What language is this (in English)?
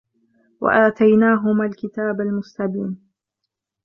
Arabic